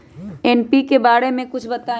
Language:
Magahi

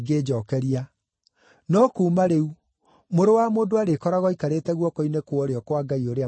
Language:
Kikuyu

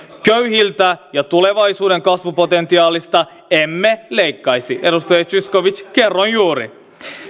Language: Finnish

